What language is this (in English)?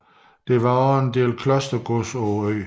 Danish